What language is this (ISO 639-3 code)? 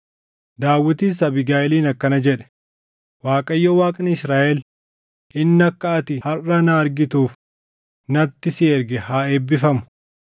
orm